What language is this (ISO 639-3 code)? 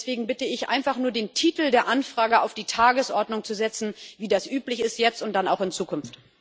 deu